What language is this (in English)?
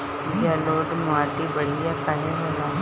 Bhojpuri